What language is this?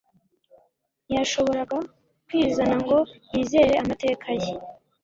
Kinyarwanda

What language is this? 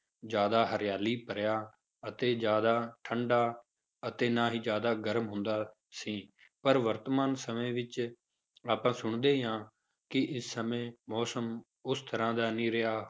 Punjabi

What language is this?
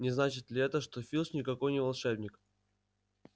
Russian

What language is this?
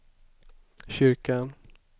Swedish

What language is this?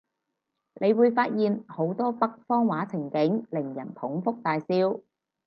Cantonese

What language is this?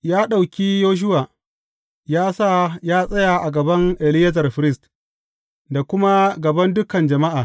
Hausa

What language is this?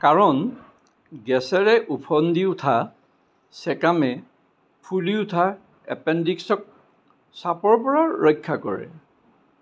Assamese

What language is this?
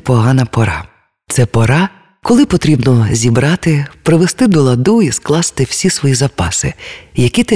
Ukrainian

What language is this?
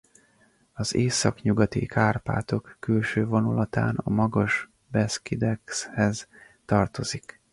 Hungarian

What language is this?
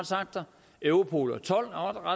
Danish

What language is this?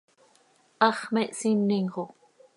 Seri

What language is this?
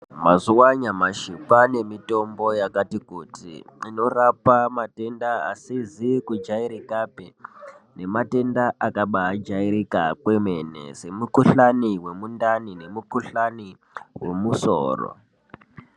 Ndau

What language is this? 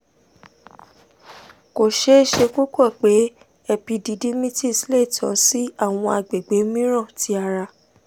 Yoruba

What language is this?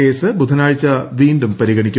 Malayalam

